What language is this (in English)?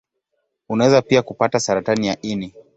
Swahili